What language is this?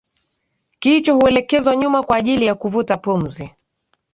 Swahili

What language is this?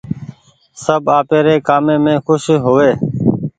Goaria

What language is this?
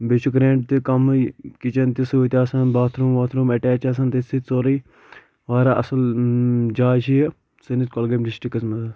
Kashmiri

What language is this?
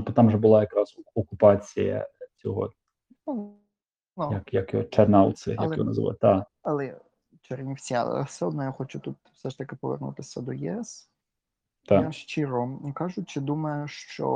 Ukrainian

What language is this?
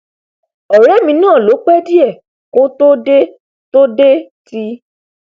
Yoruba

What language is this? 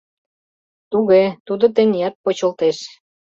Mari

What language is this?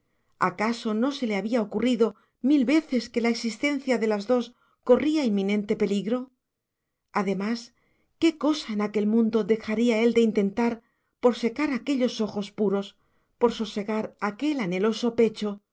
Spanish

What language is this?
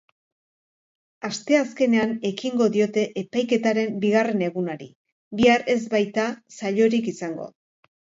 Basque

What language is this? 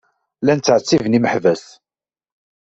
Kabyle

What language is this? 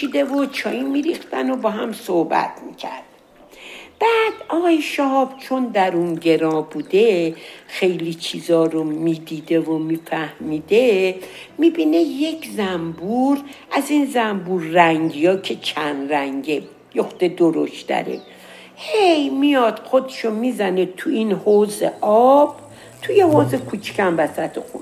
Persian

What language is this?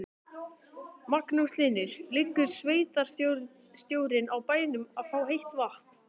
Icelandic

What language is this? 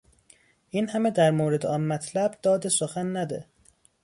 Persian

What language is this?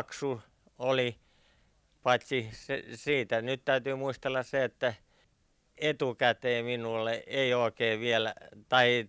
Finnish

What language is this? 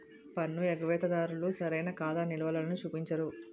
Telugu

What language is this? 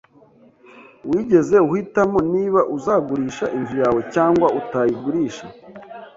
Kinyarwanda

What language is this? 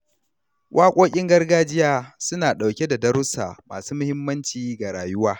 Hausa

